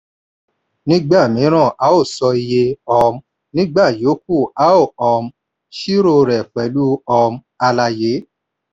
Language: Yoruba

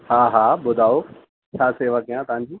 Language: Sindhi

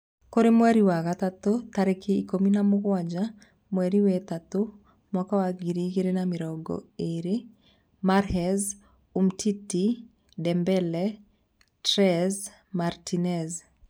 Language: Kikuyu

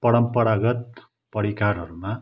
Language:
Nepali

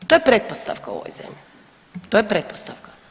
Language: Croatian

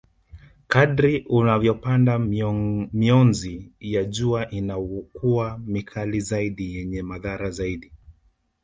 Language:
Swahili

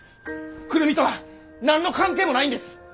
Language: Japanese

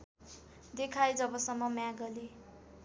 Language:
Nepali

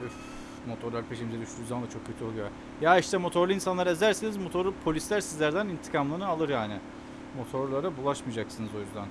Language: Turkish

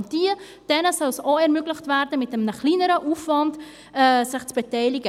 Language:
Swiss German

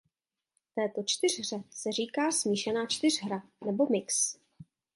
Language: Czech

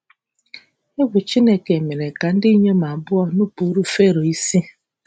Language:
Igbo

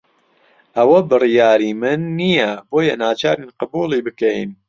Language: Central Kurdish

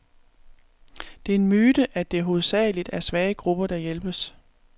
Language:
Danish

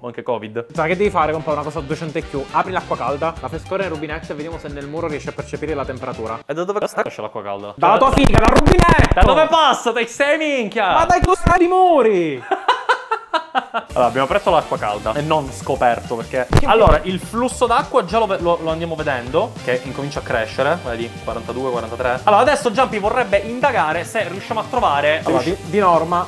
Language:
Italian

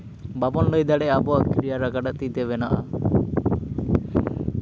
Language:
Santali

